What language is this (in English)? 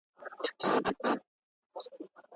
Pashto